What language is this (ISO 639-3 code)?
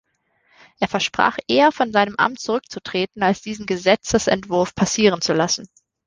deu